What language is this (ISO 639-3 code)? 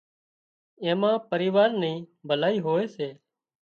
kxp